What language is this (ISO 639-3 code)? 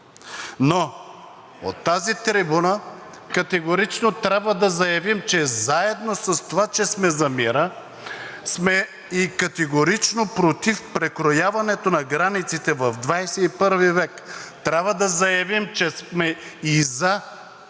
bul